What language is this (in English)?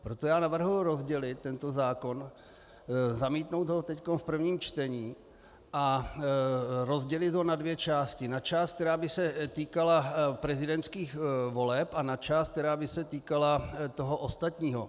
Czech